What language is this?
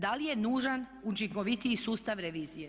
Croatian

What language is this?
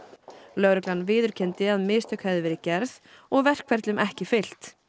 Icelandic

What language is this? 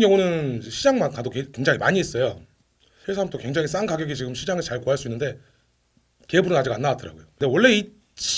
Korean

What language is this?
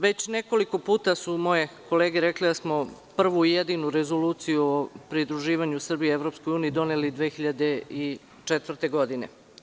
Serbian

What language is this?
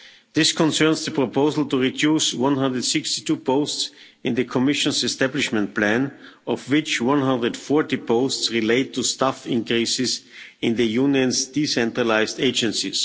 English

